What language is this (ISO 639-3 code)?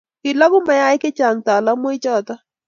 kln